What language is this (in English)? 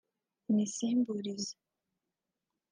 Kinyarwanda